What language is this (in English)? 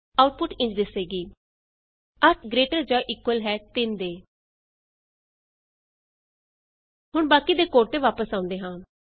Punjabi